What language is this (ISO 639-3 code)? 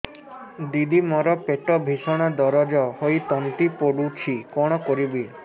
ori